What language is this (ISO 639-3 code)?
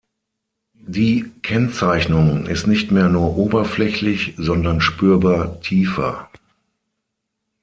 deu